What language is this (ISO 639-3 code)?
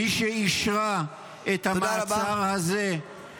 heb